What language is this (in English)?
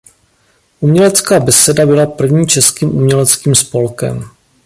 Czech